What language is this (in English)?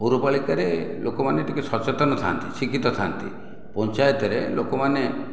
Odia